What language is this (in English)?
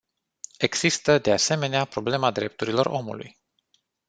Romanian